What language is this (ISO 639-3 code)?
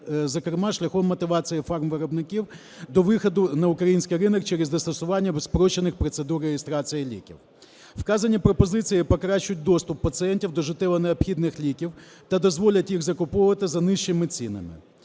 ukr